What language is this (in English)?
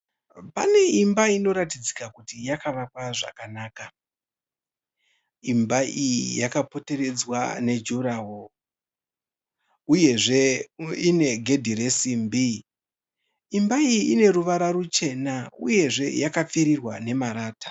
Shona